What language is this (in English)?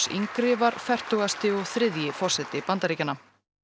Icelandic